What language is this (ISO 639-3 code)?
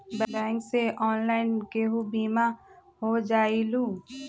mag